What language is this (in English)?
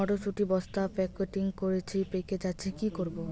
Bangla